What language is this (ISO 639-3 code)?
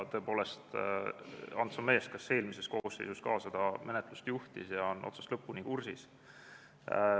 est